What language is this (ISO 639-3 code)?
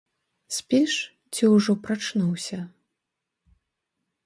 bel